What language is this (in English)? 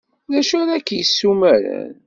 Kabyle